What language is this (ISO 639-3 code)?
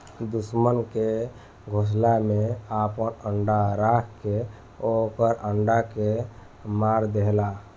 bho